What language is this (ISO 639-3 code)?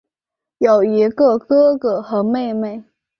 zho